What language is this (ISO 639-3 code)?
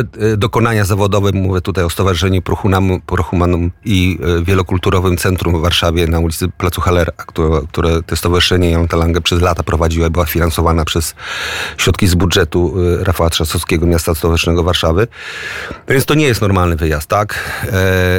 pol